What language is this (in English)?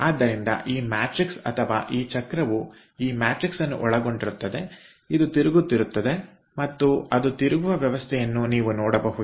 Kannada